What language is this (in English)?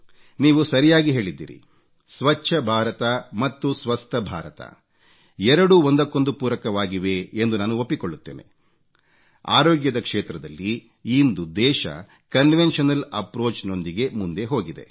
Kannada